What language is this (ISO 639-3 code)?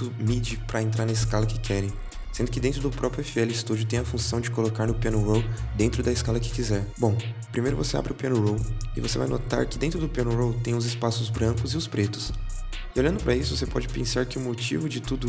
por